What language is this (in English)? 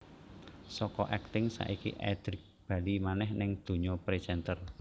Javanese